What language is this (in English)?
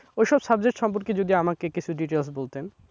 Bangla